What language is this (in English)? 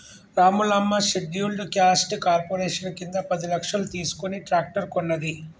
Telugu